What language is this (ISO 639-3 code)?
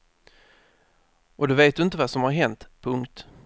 swe